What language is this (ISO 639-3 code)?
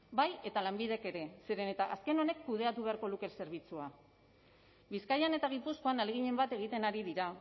eus